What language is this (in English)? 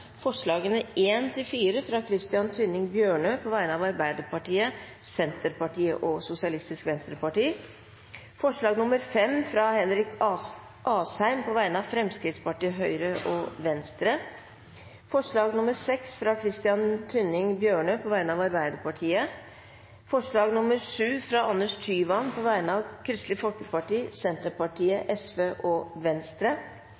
Norwegian Bokmål